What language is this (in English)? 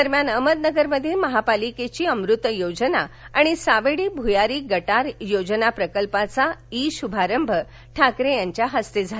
Marathi